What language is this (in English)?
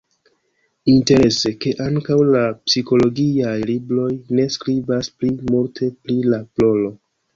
Esperanto